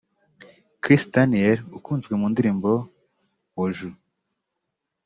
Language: Kinyarwanda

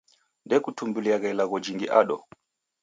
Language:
Taita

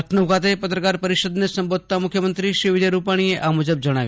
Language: Gujarati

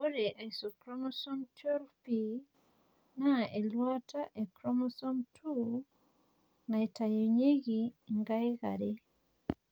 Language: Masai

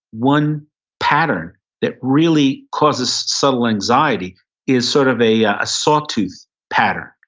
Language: English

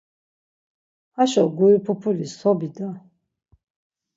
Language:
Laz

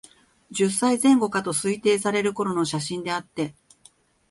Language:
Japanese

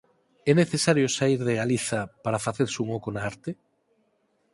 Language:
Galician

